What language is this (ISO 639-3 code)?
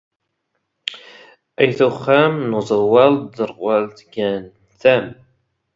zgh